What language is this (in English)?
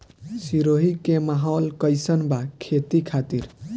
Bhojpuri